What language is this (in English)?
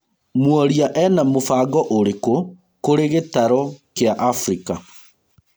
Kikuyu